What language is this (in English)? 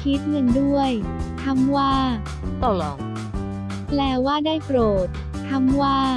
Thai